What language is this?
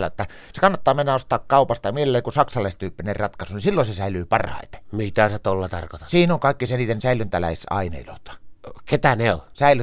Finnish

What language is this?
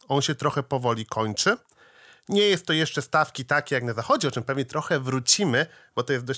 Polish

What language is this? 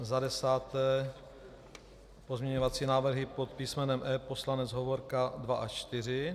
Czech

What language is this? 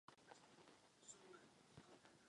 Czech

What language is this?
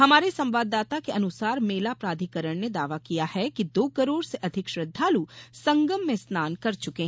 Hindi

